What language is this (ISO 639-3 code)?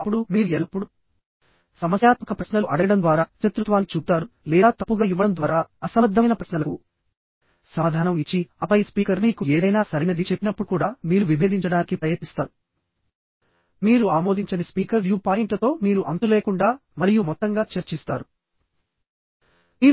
tel